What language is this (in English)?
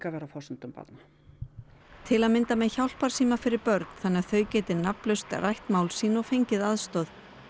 Icelandic